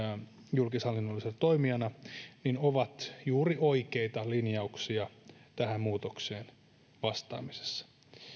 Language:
Finnish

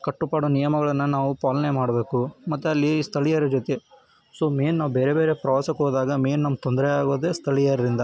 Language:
Kannada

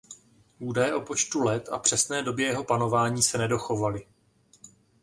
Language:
Czech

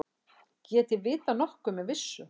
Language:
Icelandic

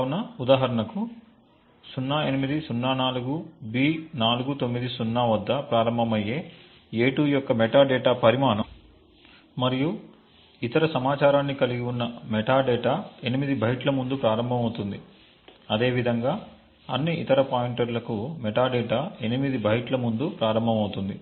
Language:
Telugu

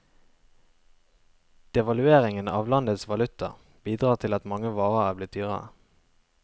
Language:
Norwegian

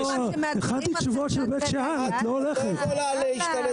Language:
Hebrew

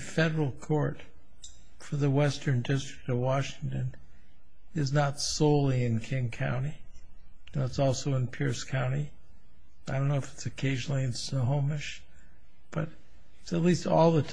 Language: English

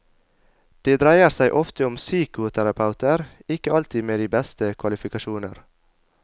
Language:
Norwegian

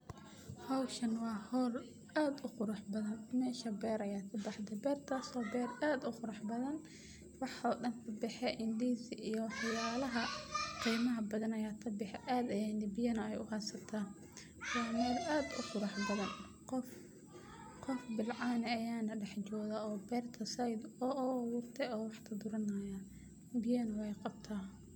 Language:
Somali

